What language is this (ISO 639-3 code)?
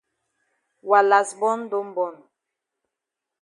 wes